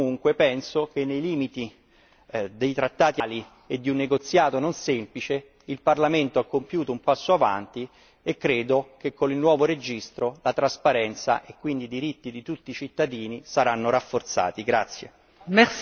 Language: Italian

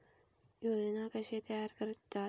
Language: Marathi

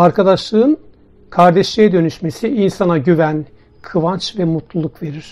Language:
Turkish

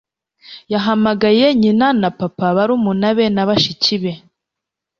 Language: Kinyarwanda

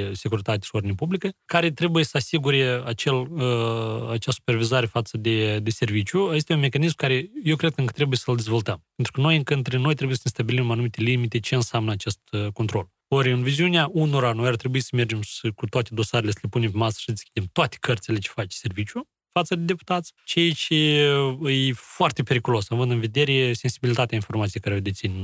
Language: Romanian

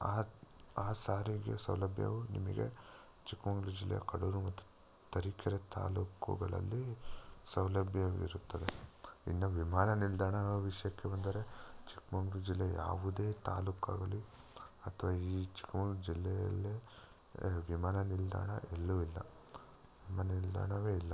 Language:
Kannada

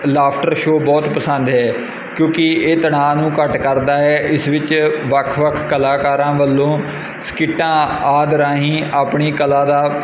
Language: Punjabi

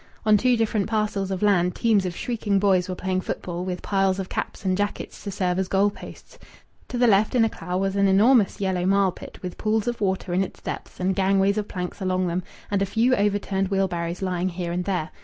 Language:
English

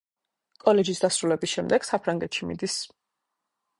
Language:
Georgian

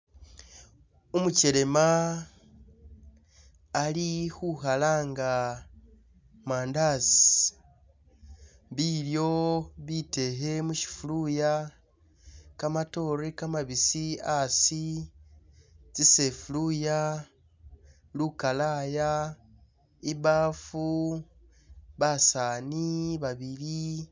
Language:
Masaaba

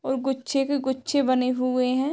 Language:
Hindi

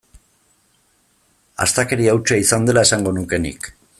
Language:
Basque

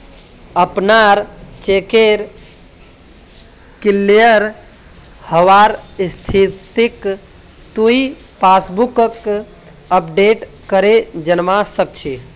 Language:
Magahi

